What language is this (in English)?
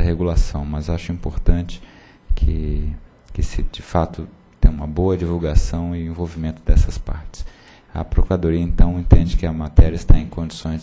Portuguese